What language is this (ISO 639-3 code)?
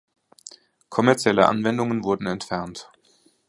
deu